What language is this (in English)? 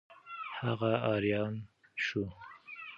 Pashto